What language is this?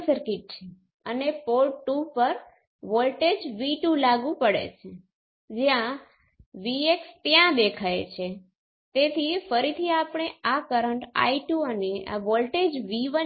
Gujarati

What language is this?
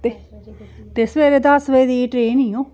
Dogri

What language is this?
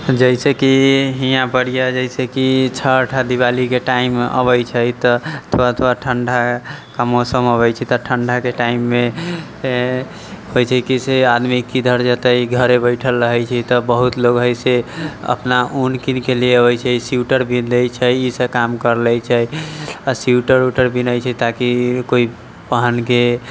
Maithili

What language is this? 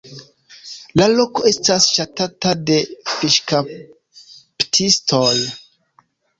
Esperanto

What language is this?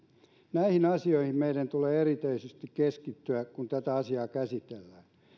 Finnish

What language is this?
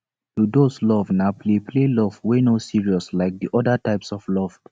Nigerian Pidgin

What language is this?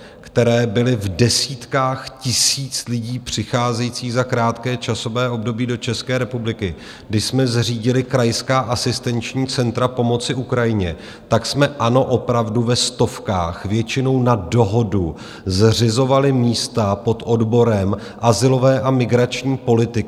Czech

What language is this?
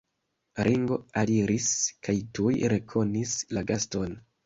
Esperanto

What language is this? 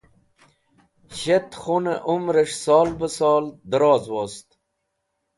Wakhi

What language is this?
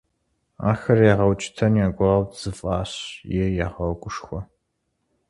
Kabardian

